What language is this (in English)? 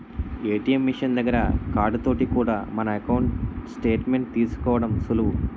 Telugu